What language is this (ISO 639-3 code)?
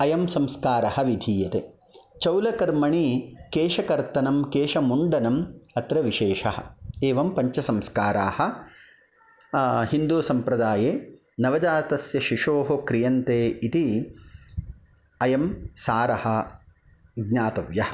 san